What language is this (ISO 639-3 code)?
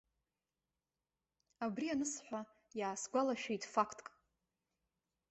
abk